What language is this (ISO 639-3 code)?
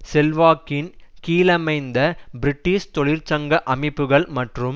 tam